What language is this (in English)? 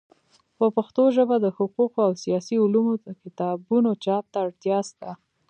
Pashto